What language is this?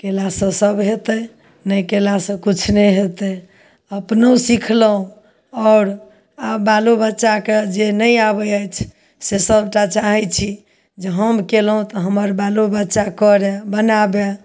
Maithili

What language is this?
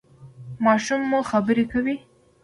Pashto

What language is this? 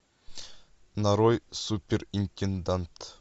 Russian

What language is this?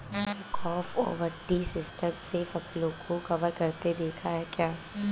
Hindi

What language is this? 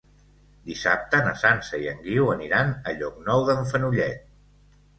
Catalan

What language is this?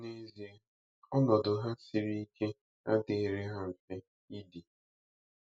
Igbo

